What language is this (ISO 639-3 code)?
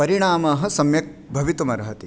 san